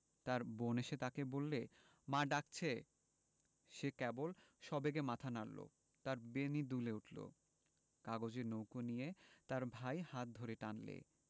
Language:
Bangla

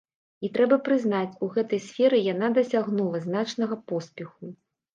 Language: Belarusian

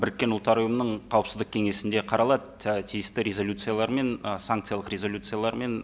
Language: Kazakh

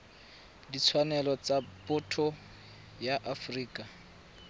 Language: Tswana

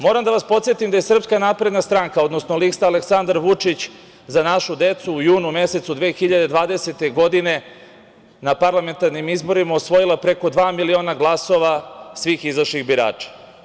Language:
Serbian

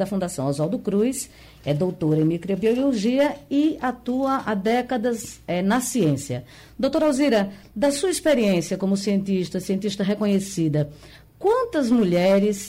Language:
Portuguese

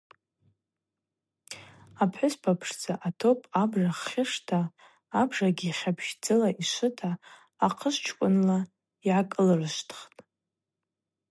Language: Abaza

